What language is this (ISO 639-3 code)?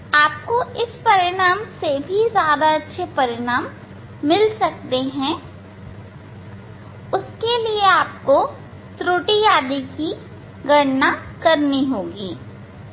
hin